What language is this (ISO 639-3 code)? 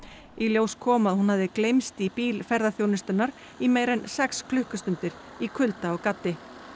isl